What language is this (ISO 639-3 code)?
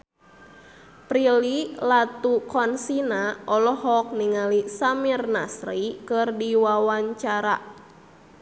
sun